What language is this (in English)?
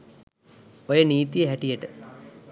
Sinhala